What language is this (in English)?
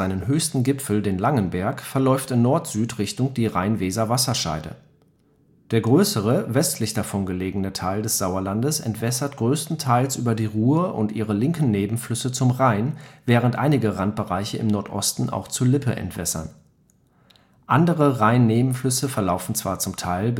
German